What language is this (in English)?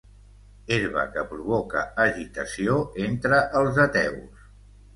Catalan